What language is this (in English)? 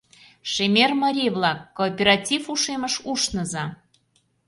Mari